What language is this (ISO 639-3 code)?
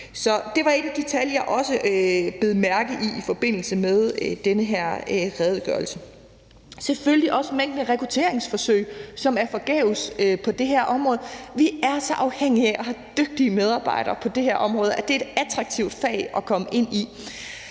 dan